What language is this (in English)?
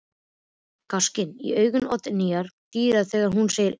Icelandic